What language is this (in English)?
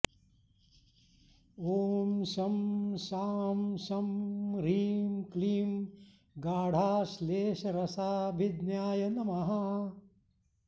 Sanskrit